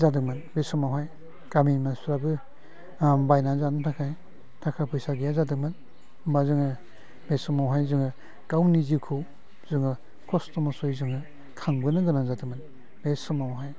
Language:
Bodo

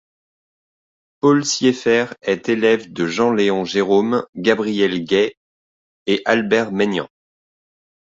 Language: French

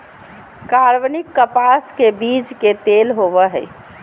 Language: Magahi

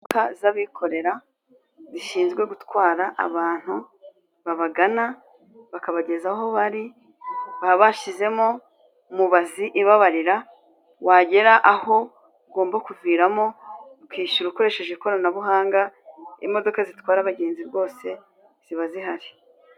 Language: Kinyarwanda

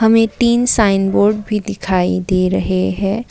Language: Hindi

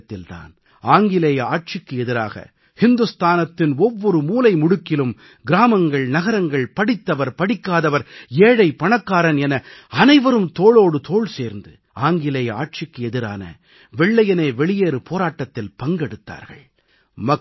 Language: Tamil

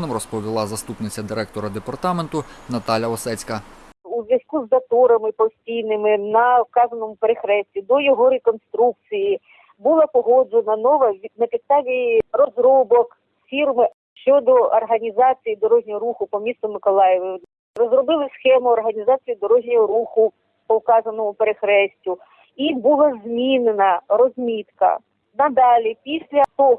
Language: Ukrainian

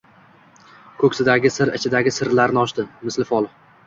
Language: Uzbek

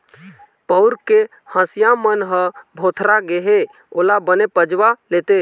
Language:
Chhattisgarhi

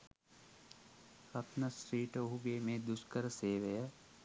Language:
Sinhala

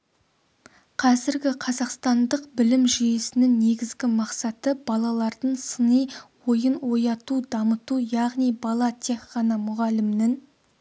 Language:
Kazakh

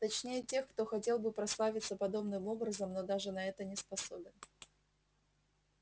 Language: Russian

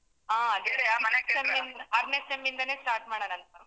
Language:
Kannada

